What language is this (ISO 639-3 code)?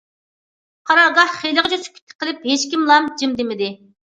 uig